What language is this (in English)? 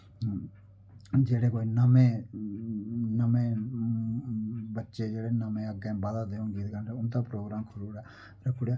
Dogri